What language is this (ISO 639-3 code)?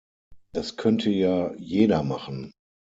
deu